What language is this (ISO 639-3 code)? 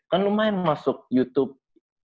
ind